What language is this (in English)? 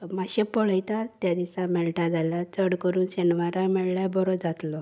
Konkani